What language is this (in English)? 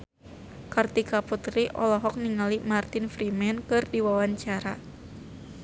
Sundanese